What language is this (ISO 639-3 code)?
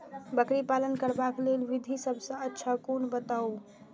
mai